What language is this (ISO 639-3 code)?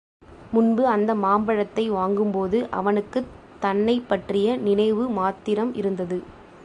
tam